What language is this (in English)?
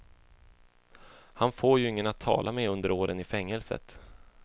Swedish